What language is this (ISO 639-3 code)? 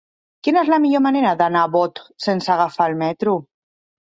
cat